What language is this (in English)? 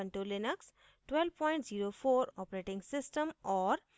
Hindi